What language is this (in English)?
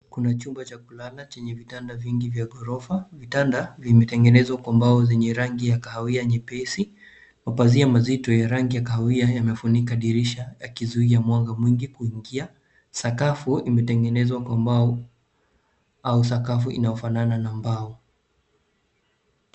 Swahili